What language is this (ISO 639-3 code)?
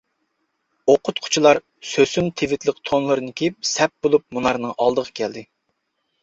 uig